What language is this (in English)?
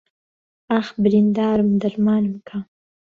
Central Kurdish